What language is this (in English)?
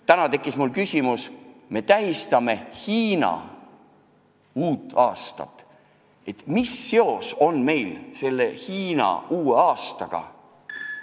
Estonian